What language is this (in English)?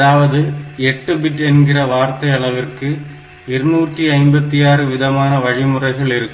Tamil